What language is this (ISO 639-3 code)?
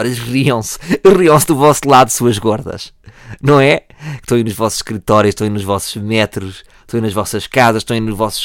por